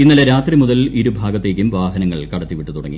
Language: Malayalam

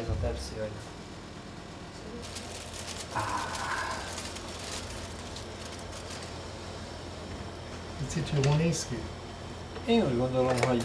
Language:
Hungarian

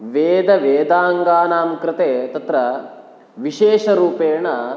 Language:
Sanskrit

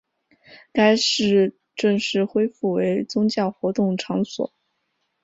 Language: Chinese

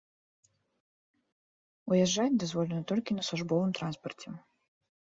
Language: Belarusian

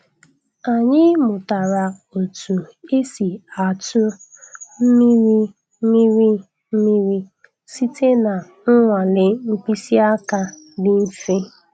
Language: Igbo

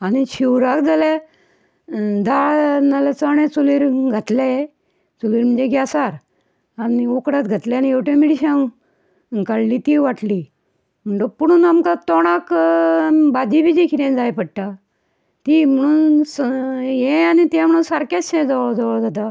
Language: Konkani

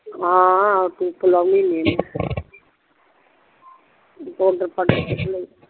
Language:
Punjabi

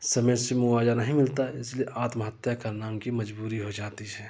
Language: Hindi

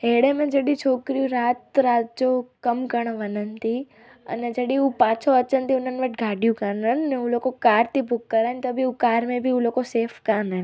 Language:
Sindhi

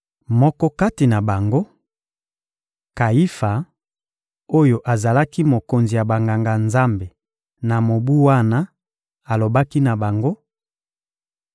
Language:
Lingala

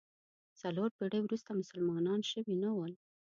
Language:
Pashto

